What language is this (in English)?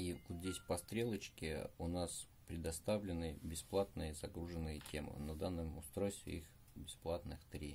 Russian